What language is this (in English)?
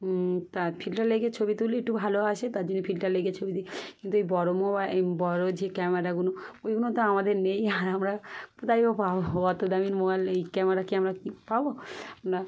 Bangla